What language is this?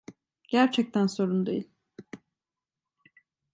Turkish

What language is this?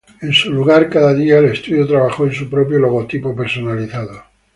Spanish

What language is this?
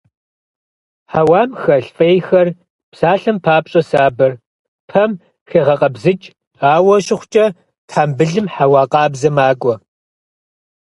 Kabardian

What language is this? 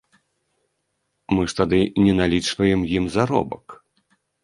Belarusian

